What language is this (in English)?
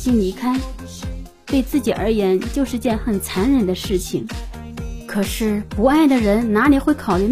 Chinese